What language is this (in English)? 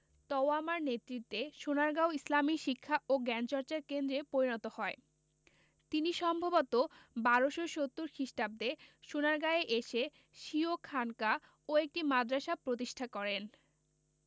Bangla